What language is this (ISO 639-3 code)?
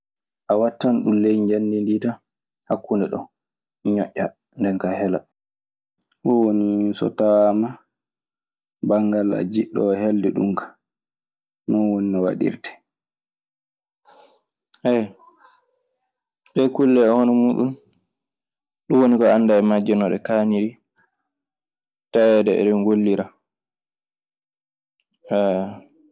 ffm